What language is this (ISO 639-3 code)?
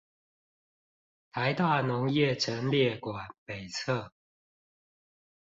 zho